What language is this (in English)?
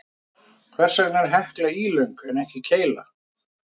Icelandic